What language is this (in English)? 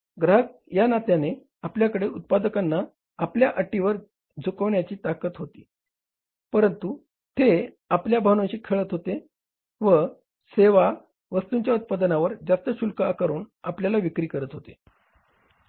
Marathi